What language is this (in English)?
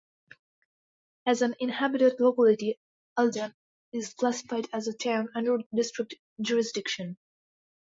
English